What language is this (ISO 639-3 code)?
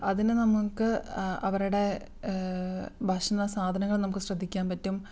mal